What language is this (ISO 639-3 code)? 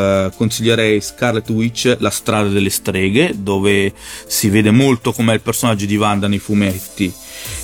ita